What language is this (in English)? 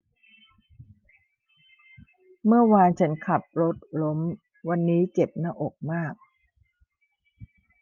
Thai